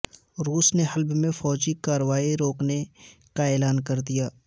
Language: Urdu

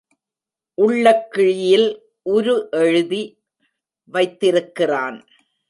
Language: Tamil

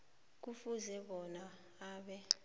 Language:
South Ndebele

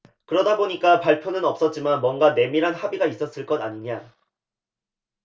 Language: Korean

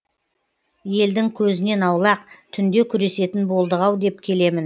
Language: Kazakh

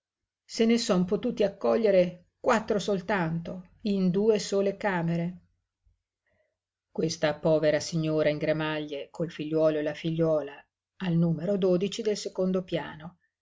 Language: Italian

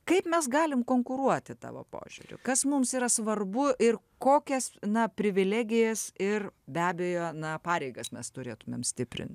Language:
Lithuanian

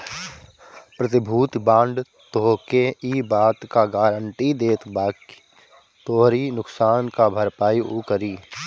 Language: Bhojpuri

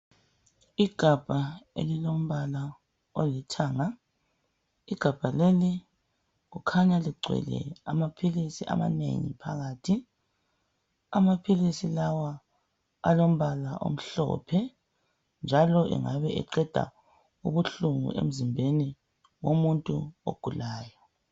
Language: North Ndebele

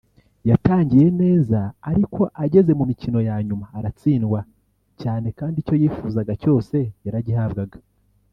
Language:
Kinyarwanda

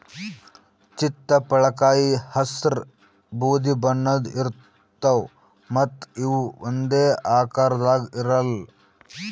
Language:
Kannada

